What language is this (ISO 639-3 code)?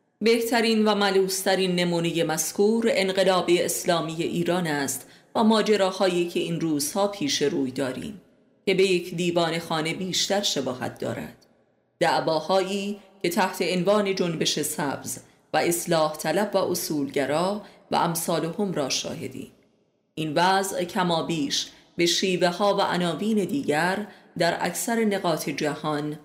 fas